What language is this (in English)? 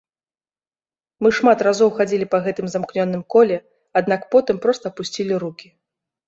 Belarusian